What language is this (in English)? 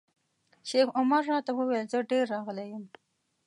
Pashto